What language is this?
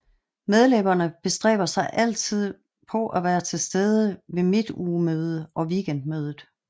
Danish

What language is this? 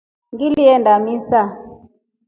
Rombo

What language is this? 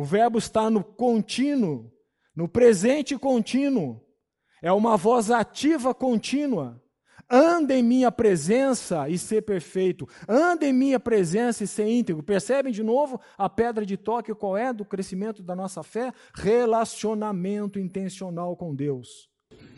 Portuguese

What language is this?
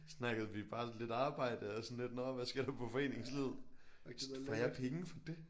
Danish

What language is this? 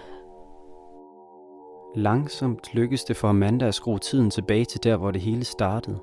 Danish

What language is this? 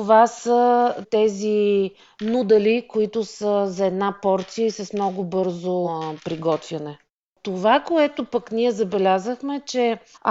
Bulgarian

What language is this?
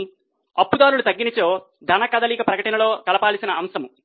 Telugu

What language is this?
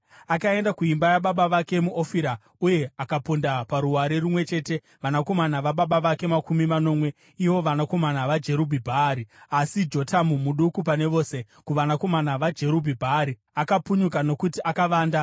Shona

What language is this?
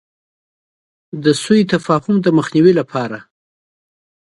Pashto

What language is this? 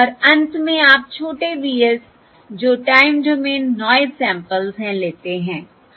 Hindi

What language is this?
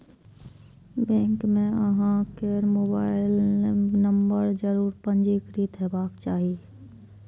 Maithili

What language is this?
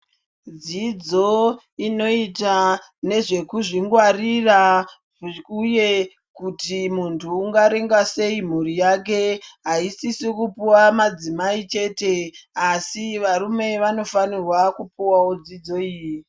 Ndau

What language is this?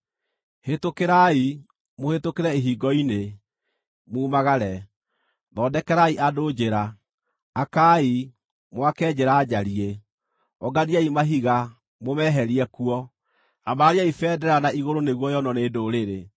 Kikuyu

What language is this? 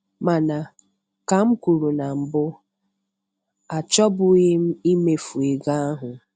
Igbo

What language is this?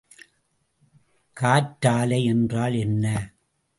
Tamil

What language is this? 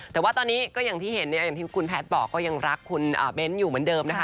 Thai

